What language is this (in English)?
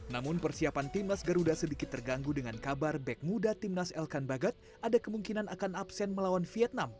Indonesian